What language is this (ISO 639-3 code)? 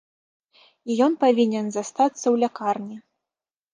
bel